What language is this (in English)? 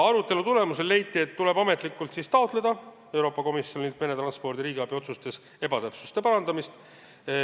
Estonian